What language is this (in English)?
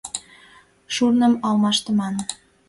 Mari